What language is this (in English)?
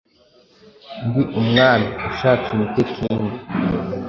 Kinyarwanda